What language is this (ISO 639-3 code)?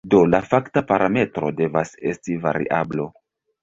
epo